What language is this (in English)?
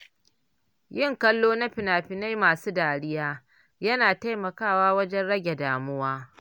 Hausa